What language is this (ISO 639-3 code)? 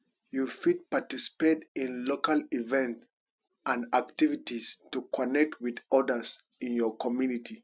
pcm